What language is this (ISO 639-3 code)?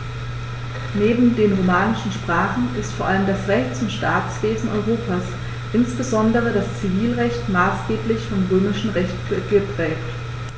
deu